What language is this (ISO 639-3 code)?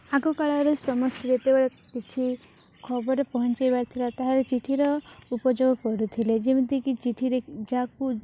ori